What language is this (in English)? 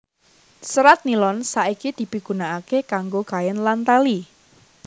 Javanese